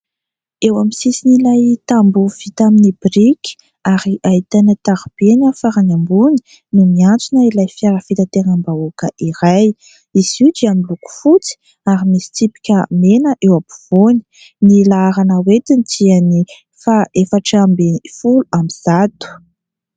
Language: Malagasy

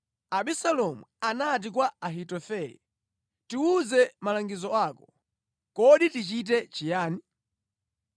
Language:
Nyanja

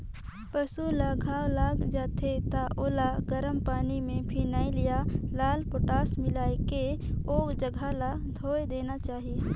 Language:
Chhattisgarhi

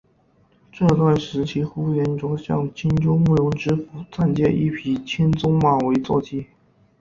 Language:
Chinese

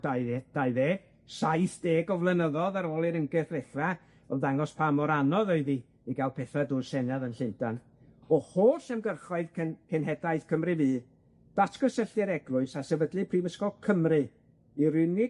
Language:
Welsh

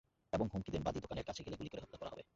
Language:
Bangla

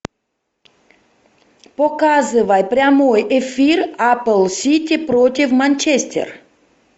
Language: Russian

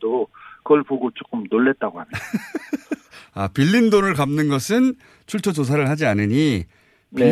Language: Korean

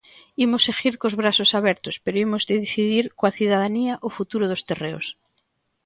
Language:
Galician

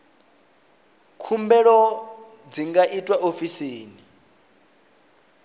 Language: Venda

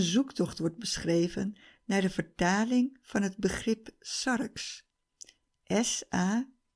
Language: Dutch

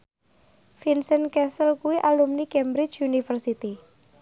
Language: Javanese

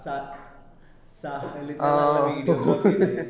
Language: Malayalam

